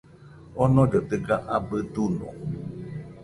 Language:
Nüpode Huitoto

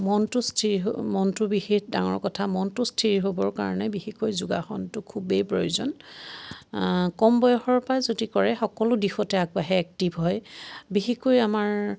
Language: Assamese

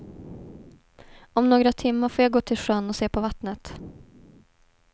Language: Swedish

